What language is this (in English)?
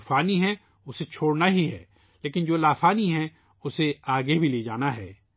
Urdu